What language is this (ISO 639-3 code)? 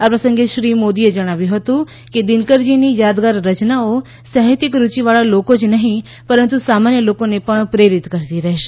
guj